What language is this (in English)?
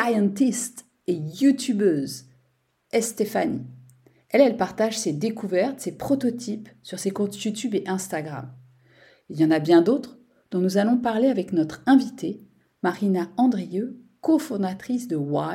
French